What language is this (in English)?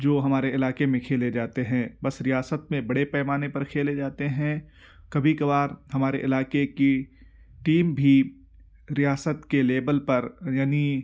Urdu